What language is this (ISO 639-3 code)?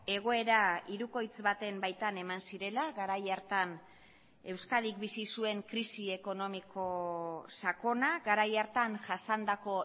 eus